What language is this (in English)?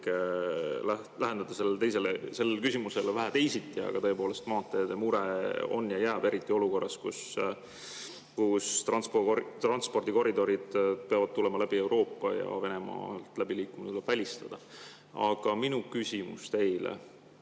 Estonian